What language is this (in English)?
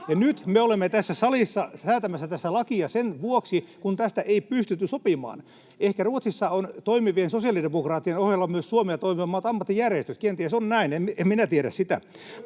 Finnish